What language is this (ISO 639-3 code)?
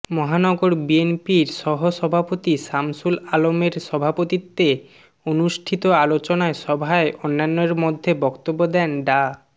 ben